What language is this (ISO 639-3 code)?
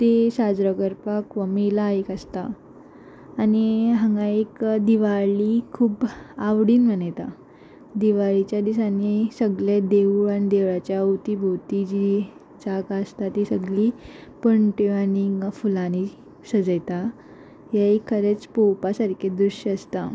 kok